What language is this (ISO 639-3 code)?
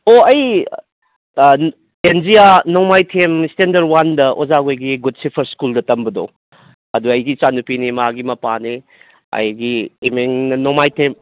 mni